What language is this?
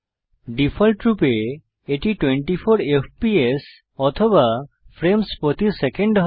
Bangla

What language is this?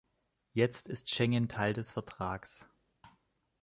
German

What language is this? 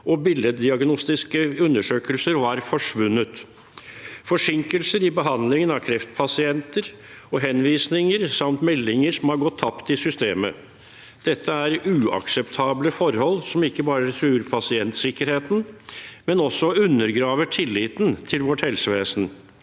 Norwegian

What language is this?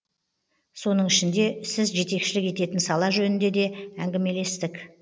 Kazakh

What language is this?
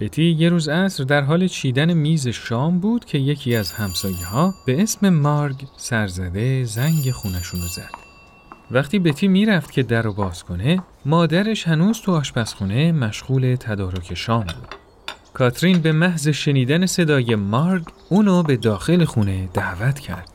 Persian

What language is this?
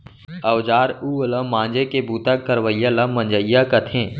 Chhattisgarhi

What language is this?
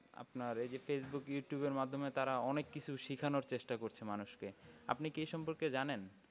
Bangla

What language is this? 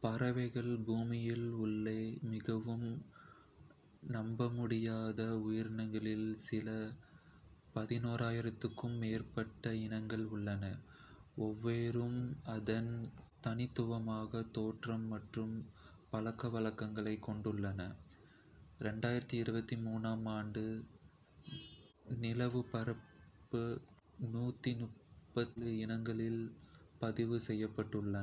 Kota (India)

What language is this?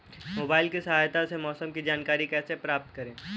Hindi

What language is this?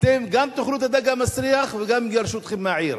Hebrew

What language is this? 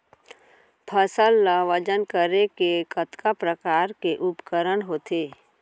Chhattisgarhi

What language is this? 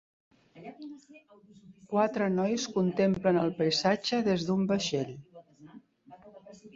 Catalan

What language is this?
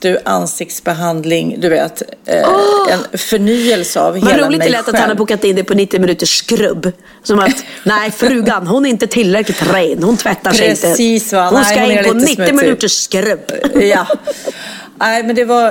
Swedish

